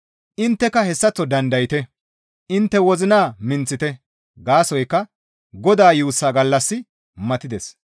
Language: Gamo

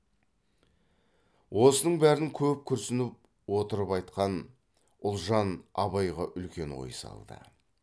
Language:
Kazakh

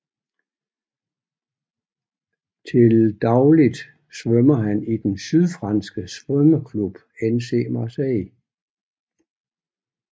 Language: Danish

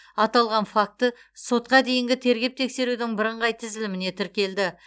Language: Kazakh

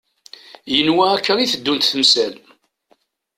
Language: Kabyle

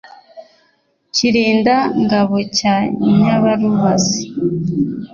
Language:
Kinyarwanda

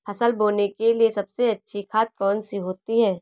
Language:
Hindi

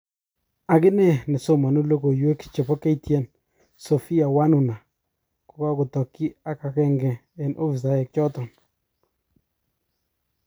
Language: Kalenjin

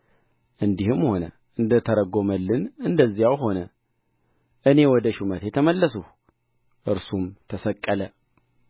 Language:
Amharic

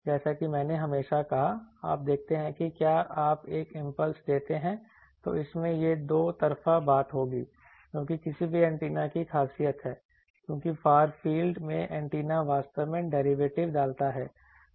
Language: Hindi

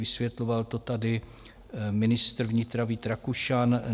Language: Czech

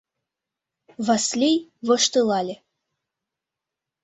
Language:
Mari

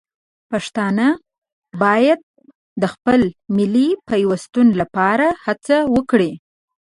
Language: Pashto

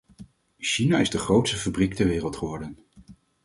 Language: Dutch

